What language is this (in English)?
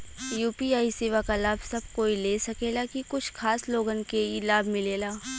Bhojpuri